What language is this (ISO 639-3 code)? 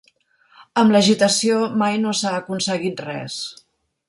cat